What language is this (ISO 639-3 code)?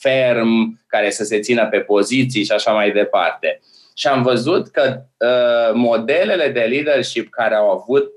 ron